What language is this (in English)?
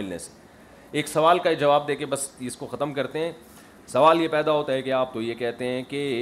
Urdu